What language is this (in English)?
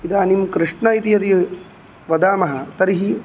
Sanskrit